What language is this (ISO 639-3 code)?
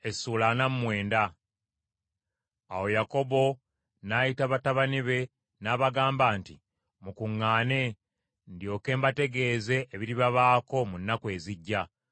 lug